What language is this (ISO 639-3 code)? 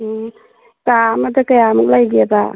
mni